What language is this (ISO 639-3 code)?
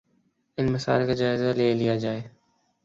urd